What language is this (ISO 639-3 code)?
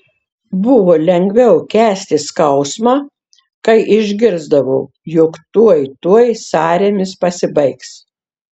lit